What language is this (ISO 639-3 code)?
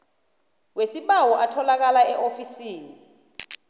nbl